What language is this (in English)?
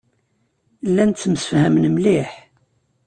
Kabyle